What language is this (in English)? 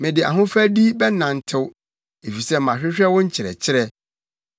Akan